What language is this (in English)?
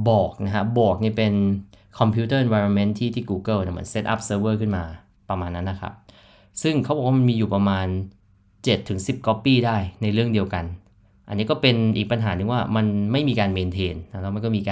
Thai